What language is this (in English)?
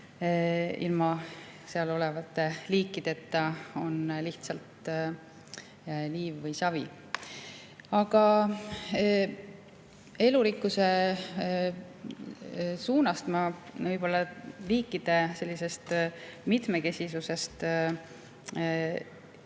Estonian